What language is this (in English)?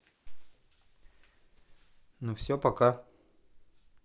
Russian